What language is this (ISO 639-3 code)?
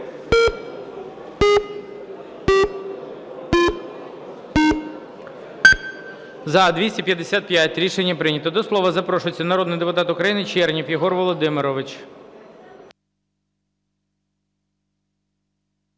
ukr